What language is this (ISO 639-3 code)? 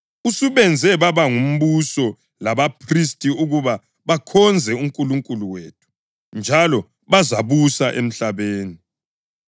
nde